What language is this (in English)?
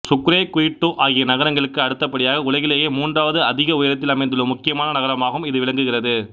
Tamil